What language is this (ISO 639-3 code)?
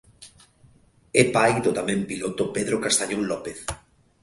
glg